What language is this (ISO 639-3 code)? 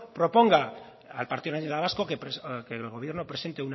spa